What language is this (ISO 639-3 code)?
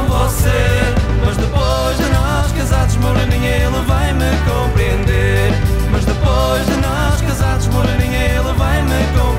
por